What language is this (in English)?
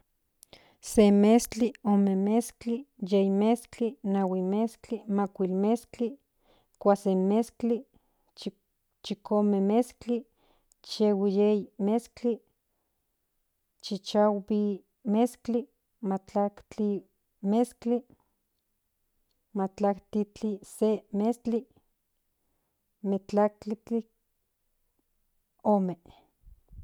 Central Nahuatl